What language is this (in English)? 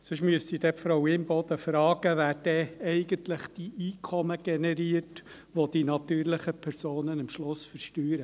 Swiss German